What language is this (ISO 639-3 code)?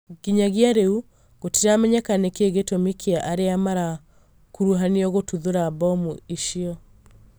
kik